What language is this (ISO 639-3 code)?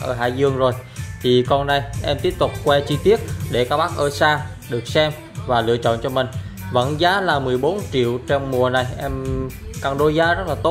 vie